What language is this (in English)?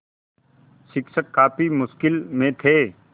Hindi